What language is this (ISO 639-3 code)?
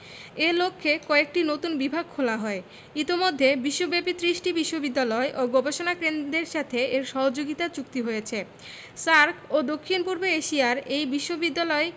ben